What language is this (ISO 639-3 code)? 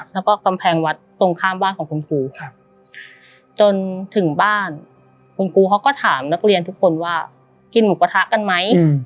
tha